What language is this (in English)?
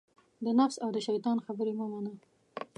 Pashto